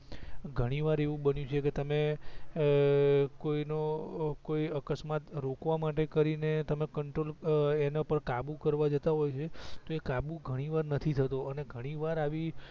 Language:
Gujarati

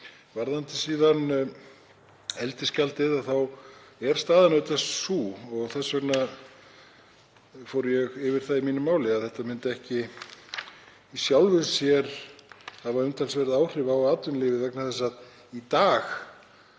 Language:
Icelandic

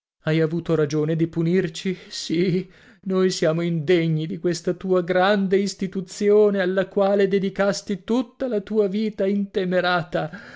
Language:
Italian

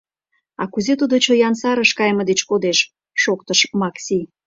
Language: Mari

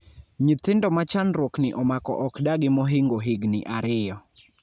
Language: Luo (Kenya and Tanzania)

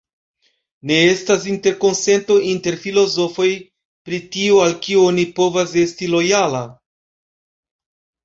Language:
Esperanto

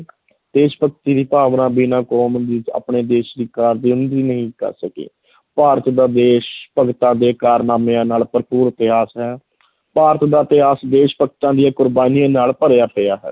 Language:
Punjabi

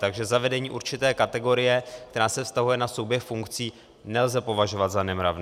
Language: Czech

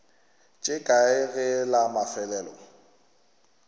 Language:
Northern Sotho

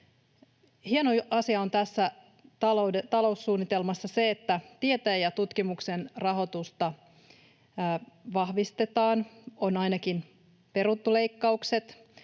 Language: Finnish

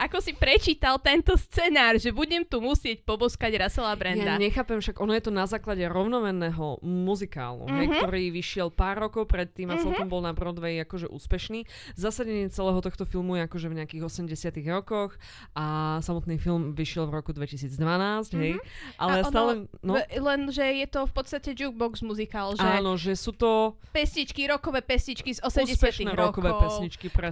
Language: Slovak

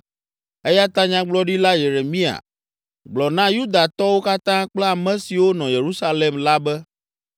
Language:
Ewe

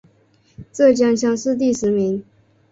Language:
Chinese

